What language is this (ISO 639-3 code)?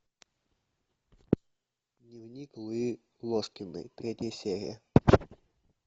rus